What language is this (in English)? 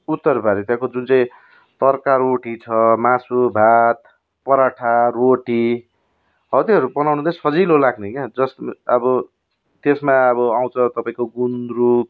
Nepali